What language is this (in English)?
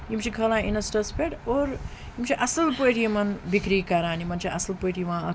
Kashmiri